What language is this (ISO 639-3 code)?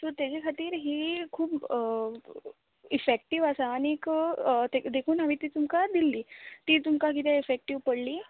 kok